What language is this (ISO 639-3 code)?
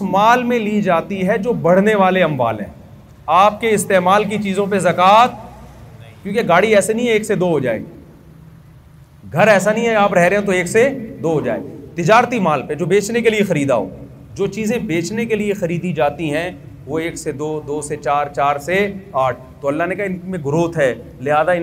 urd